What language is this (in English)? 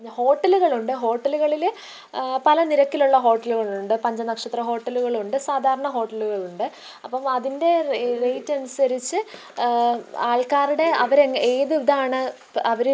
Malayalam